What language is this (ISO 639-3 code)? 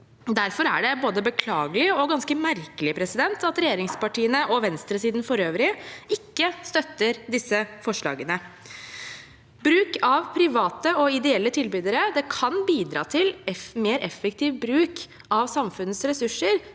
nor